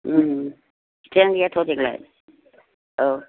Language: Bodo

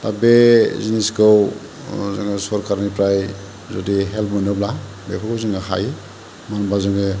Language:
Bodo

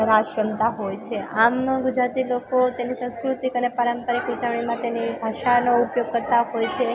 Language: Gujarati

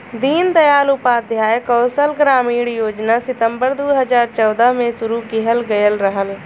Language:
Bhojpuri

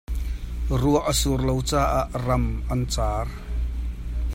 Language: Hakha Chin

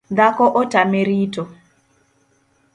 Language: Luo (Kenya and Tanzania)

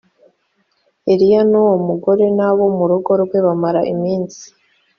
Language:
Kinyarwanda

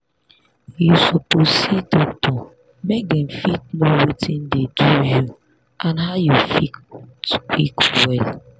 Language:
Nigerian Pidgin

